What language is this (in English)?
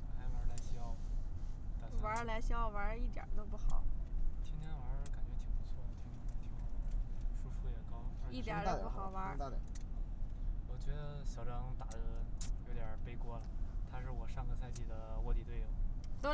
Chinese